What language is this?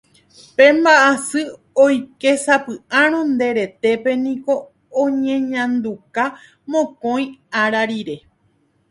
Guarani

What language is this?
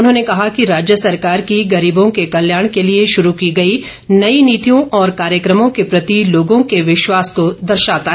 Hindi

